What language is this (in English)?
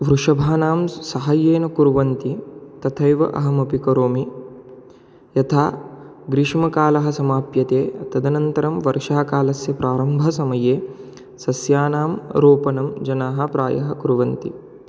Sanskrit